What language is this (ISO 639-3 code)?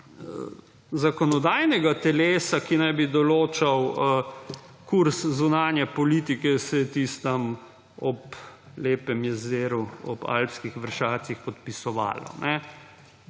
slv